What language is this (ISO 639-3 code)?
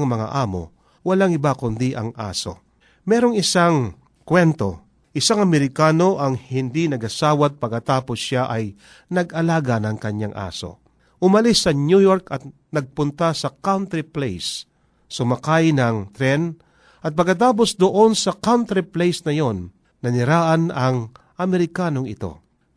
fil